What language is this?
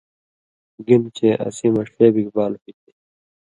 Indus Kohistani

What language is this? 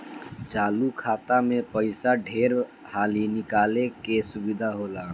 Bhojpuri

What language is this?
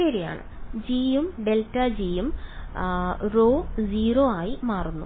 Malayalam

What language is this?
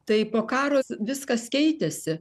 Lithuanian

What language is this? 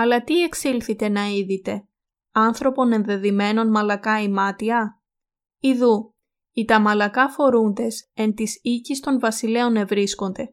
Greek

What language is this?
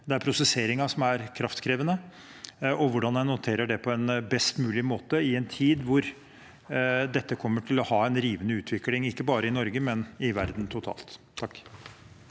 Norwegian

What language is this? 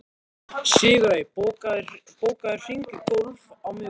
Icelandic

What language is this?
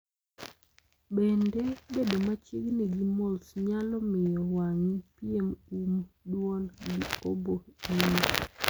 Luo (Kenya and Tanzania)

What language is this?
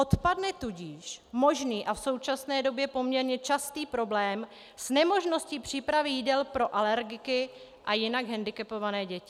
Czech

